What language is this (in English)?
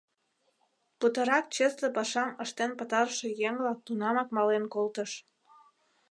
Mari